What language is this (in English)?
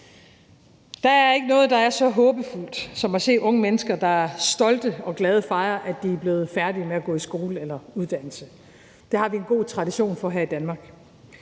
Danish